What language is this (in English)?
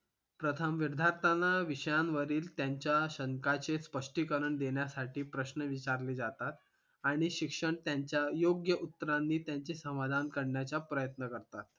Marathi